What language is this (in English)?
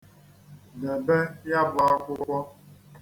Igbo